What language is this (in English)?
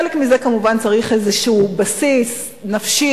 Hebrew